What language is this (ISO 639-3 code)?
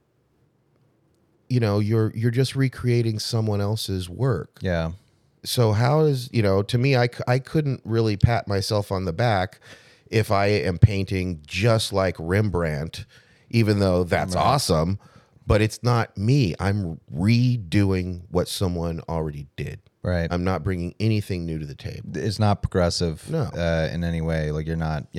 eng